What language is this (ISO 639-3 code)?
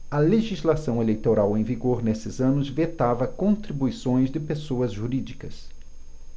por